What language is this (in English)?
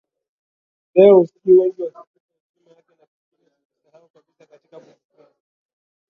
Swahili